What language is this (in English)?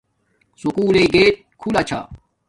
Domaaki